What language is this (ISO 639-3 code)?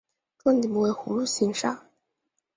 zho